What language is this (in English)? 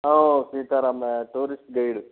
Kannada